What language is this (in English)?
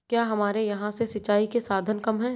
Hindi